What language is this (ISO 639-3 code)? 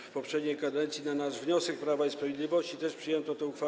pol